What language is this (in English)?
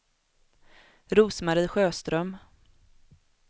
Swedish